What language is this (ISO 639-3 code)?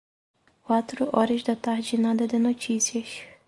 por